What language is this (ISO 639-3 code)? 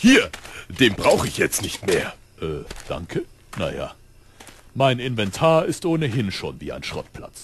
deu